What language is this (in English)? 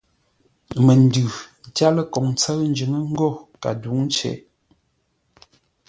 Ngombale